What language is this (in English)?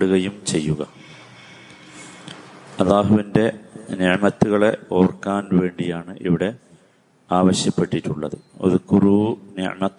Malayalam